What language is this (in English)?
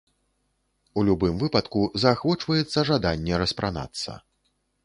Belarusian